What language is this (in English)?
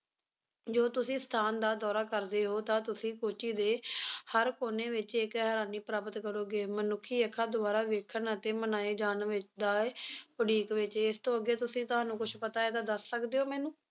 Punjabi